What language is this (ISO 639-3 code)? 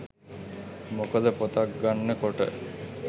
sin